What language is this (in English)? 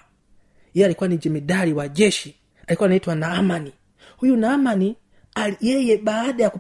Swahili